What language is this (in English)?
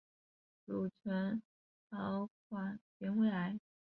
Chinese